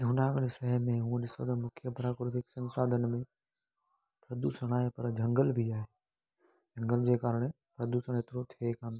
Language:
Sindhi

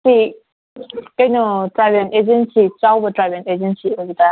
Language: Manipuri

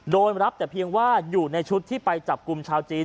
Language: Thai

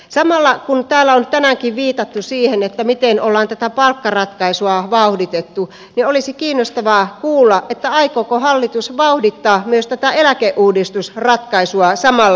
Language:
Finnish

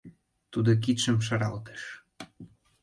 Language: Mari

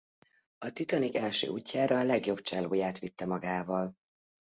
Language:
Hungarian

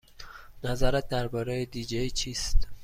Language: Persian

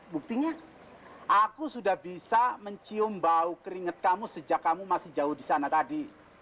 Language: Indonesian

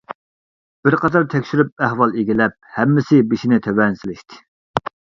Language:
Uyghur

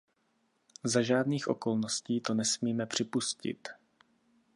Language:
Czech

